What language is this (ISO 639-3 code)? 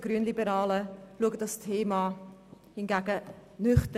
gsw